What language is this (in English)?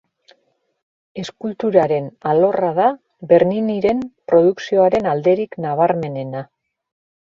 Basque